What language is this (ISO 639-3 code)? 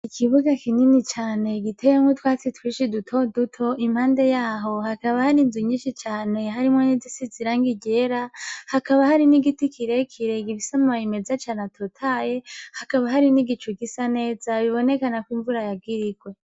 run